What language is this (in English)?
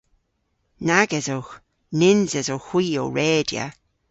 Cornish